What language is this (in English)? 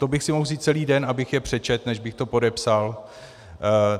Czech